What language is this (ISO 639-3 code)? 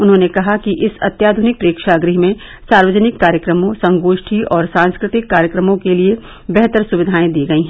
hin